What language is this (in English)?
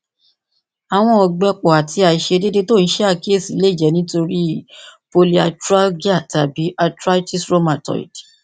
Yoruba